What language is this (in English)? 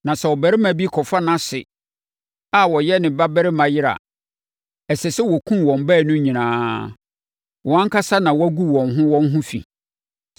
Akan